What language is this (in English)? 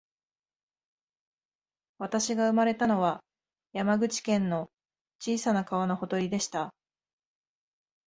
Japanese